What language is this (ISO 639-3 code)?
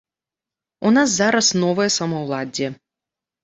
bel